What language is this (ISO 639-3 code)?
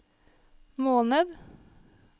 nor